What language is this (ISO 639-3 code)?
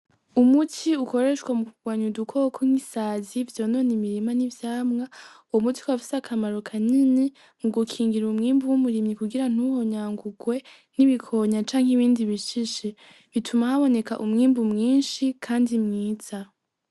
run